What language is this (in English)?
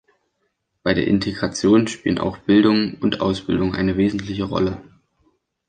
German